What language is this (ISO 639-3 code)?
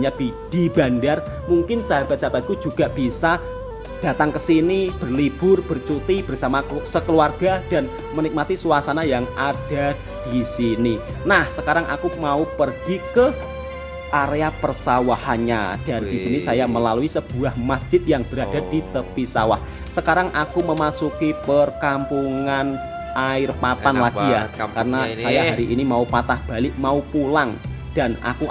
ind